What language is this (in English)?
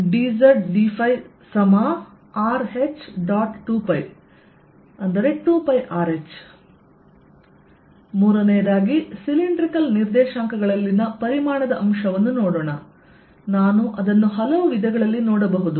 Kannada